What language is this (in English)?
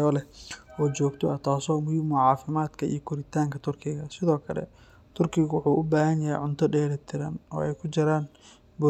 Somali